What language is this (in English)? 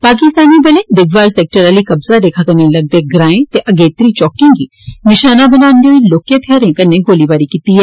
Dogri